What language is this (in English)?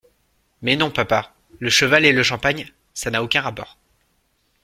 French